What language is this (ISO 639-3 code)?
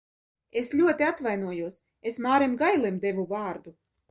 lav